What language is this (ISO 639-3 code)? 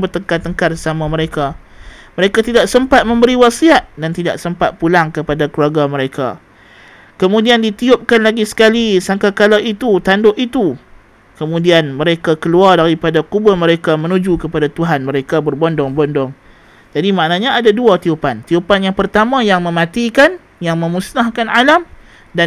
msa